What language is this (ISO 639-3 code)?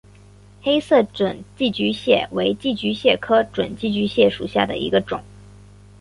zho